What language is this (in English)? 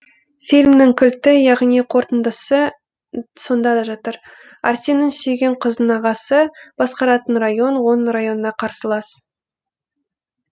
Kazakh